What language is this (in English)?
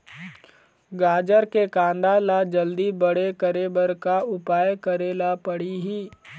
Chhattisgarhi